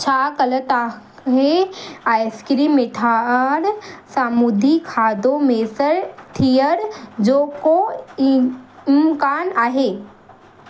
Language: Sindhi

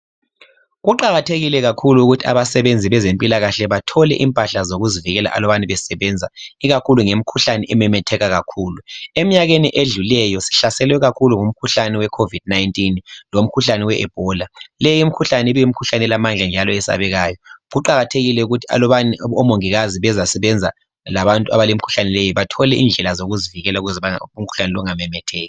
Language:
North Ndebele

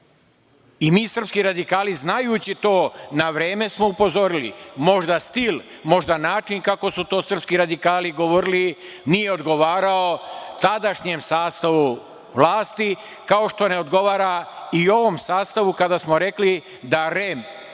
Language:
Serbian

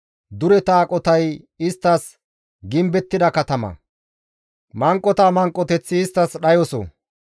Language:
Gamo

